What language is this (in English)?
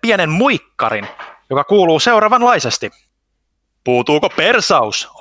Finnish